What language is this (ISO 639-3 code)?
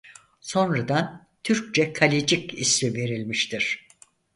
tur